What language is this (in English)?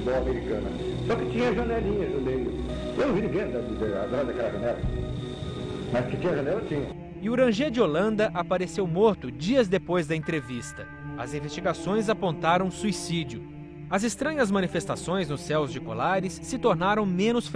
Portuguese